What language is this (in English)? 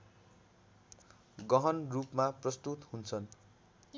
Nepali